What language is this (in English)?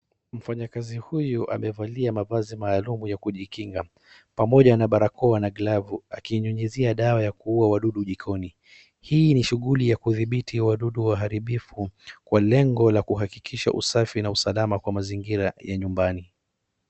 Swahili